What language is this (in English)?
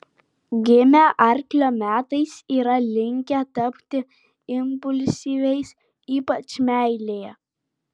Lithuanian